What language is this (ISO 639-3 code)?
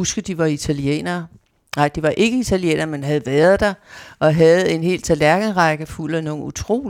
dan